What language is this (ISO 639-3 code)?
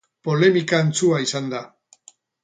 eus